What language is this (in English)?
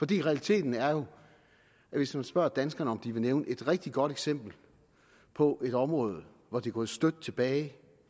Danish